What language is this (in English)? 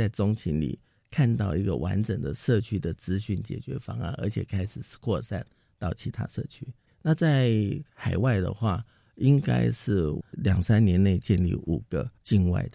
Chinese